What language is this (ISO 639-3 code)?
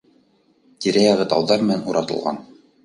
bak